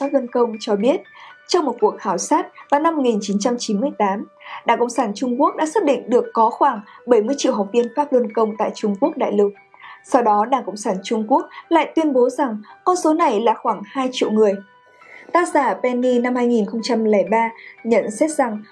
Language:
Vietnamese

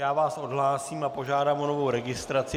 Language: Czech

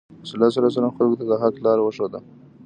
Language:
Pashto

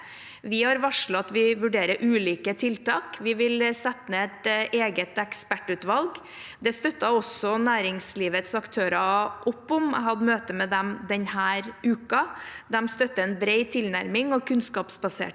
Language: Norwegian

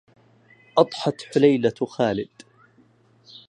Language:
Arabic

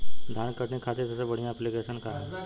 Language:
Bhojpuri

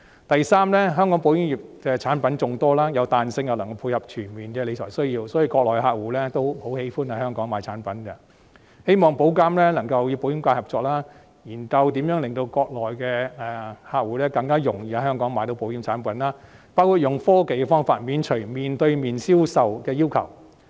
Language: Cantonese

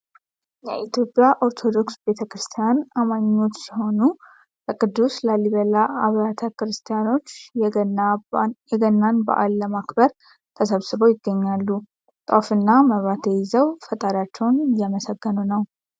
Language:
Amharic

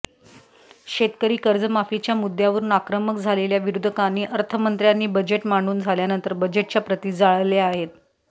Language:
Marathi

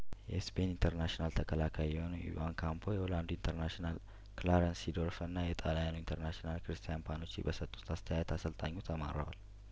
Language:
Amharic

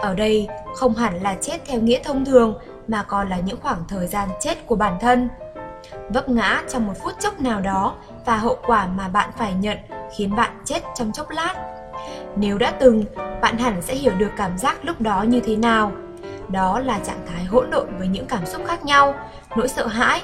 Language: Vietnamese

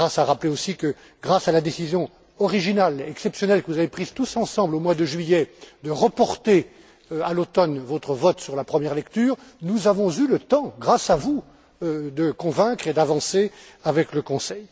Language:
French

